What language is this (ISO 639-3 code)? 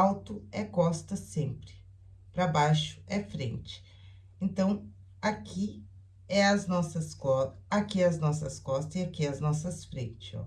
por